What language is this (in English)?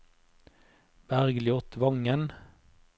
Norwegian